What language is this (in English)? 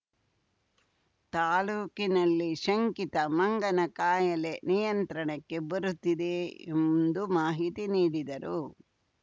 Kannada